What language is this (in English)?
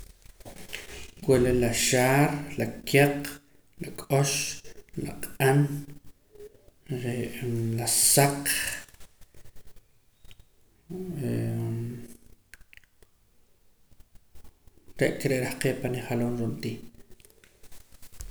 Poqomam